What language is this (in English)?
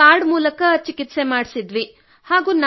Kannada